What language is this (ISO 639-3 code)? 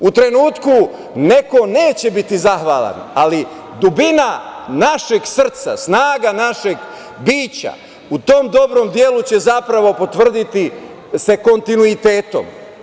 srp